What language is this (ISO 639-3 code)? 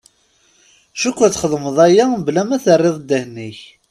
kab